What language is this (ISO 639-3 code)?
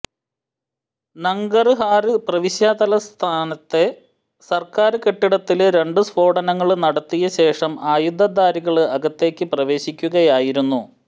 mal